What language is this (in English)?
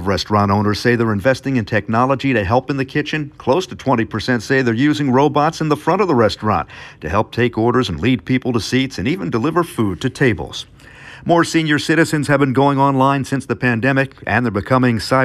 English